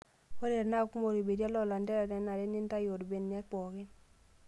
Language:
Masai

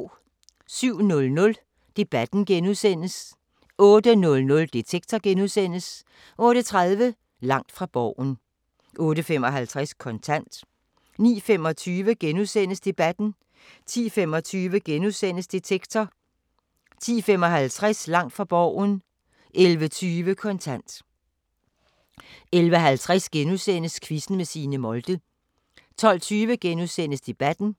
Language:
Danish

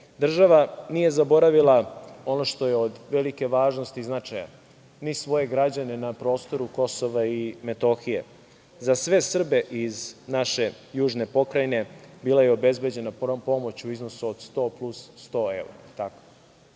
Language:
Serbian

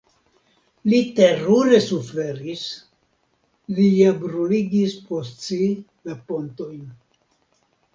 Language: Esperanto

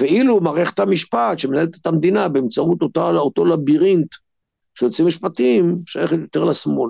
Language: Hebrew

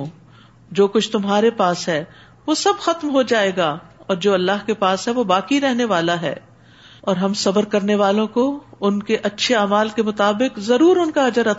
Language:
Urdu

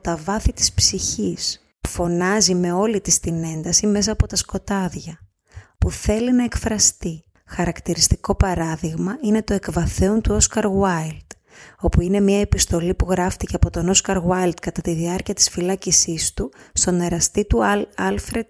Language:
Greek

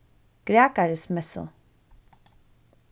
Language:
Faroese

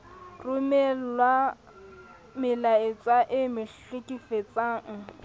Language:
Southern Sotho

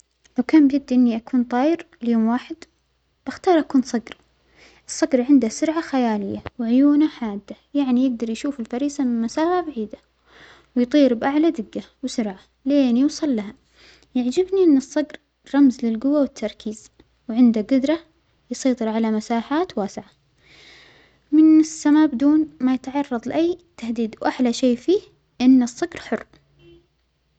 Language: Omani Arabic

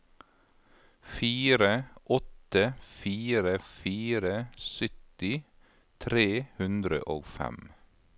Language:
Norwegian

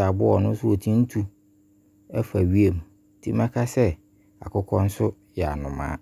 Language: Abron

